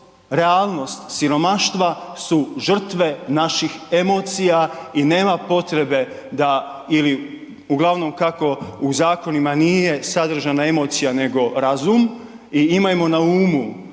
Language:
Croatian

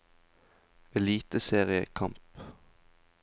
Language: Norwegian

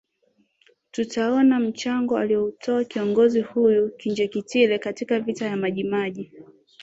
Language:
Swahili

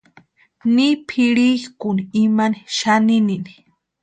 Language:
Western Highland Purepecha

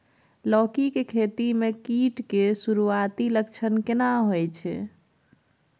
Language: Maithili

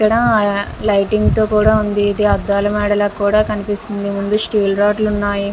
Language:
Telugu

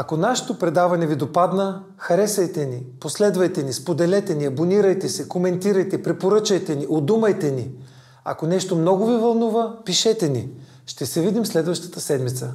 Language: Bulgarian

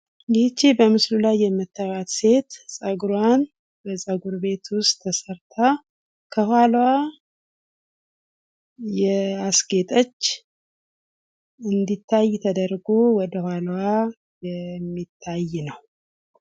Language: Amharic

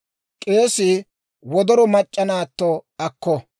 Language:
Dawro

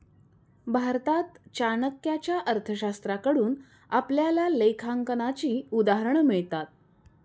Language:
Marathi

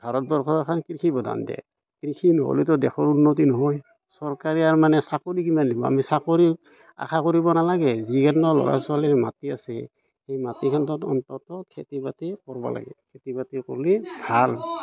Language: Assamese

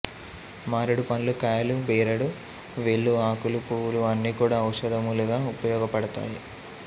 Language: Telugu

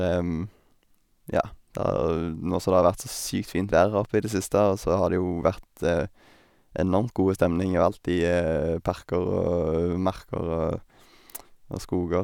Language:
Norwegian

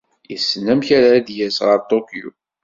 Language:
Kabyle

